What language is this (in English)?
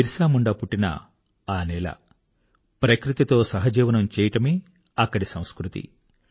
Telugu